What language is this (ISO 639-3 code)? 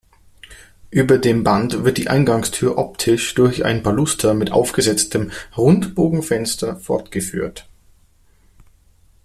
deu